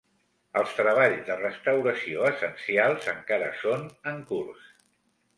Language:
Catalan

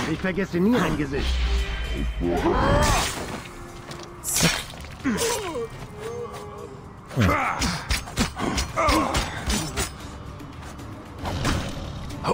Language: German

